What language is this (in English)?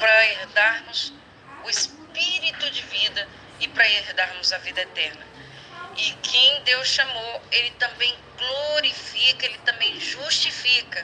Portuguese